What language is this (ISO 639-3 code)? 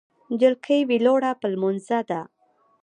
pus